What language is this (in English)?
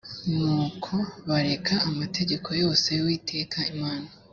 Kinyarwanda